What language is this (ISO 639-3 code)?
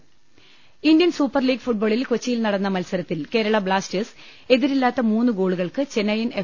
mal